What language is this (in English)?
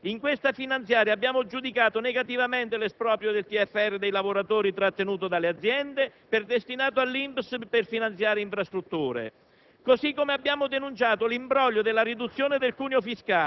Italian